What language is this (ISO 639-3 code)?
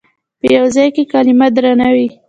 pus